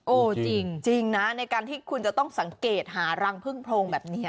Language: Thai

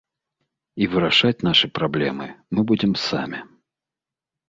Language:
Belarusian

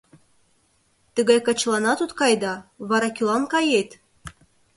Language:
Mari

